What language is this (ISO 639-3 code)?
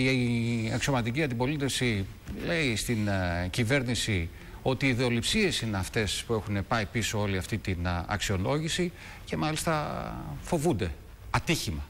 ell